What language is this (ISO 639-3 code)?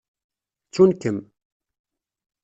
kab